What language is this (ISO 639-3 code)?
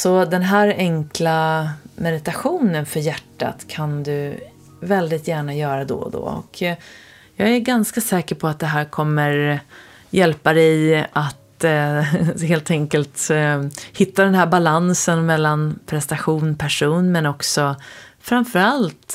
swe